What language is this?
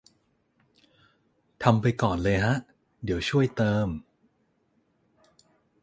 Thai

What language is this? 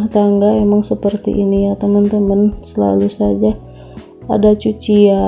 Indonesian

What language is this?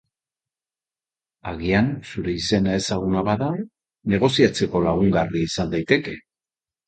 Basque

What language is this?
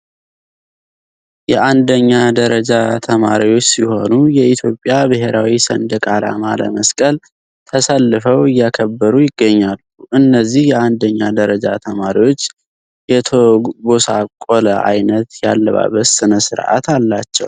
Amharic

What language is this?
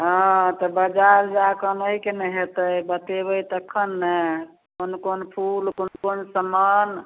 Maithili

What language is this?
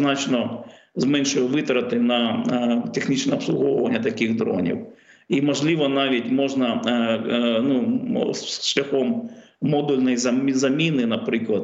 Ukrainian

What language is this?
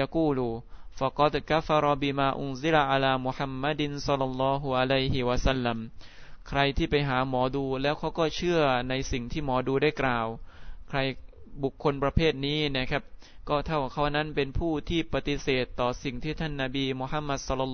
Thai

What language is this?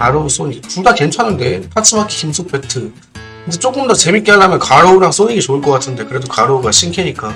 Korean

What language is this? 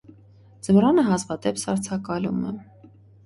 Armenian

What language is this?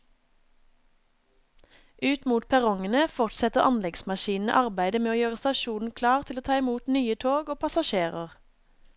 Norwegian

